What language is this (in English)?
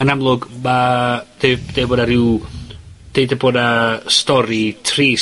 Welsh